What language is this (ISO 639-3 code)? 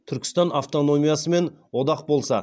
kaz